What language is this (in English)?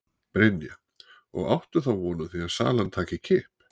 Icelandic